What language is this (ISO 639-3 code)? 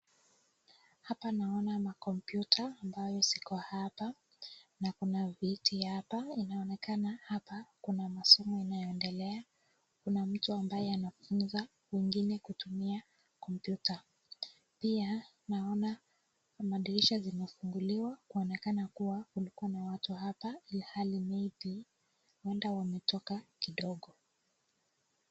swa